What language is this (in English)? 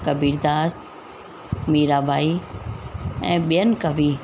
Sindhi